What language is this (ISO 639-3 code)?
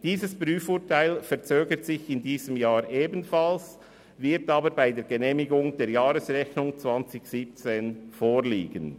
gsw